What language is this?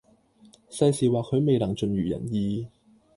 Cantonese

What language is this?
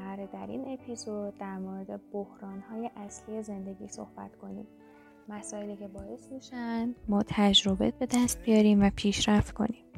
Persian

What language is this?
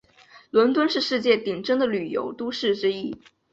Chinese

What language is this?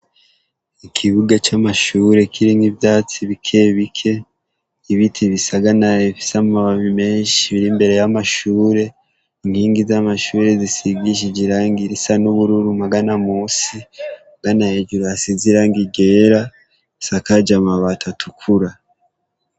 Rundi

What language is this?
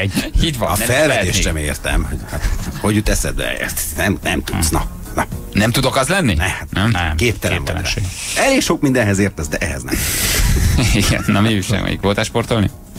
Hungarian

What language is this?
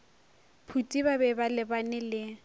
Northern Sotho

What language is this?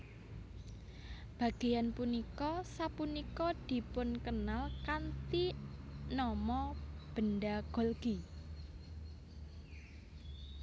Javanese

